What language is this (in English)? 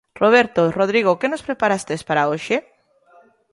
Galician